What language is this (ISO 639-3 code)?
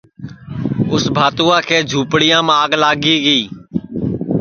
ssi